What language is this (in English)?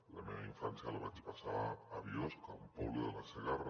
Catalan